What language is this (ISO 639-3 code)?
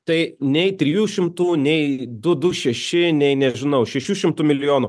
lit